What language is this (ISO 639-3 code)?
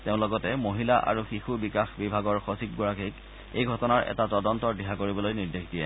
asm